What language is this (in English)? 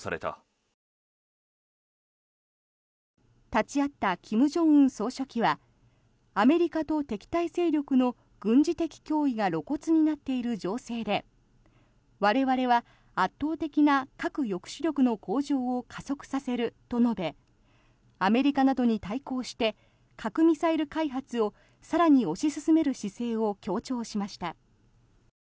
Japanese